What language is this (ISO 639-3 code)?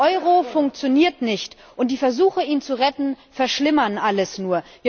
deu